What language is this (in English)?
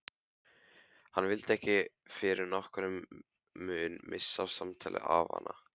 Icelandic